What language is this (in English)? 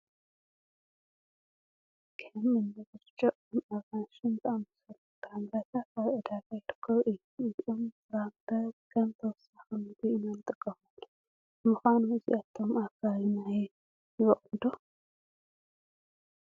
Tigrinya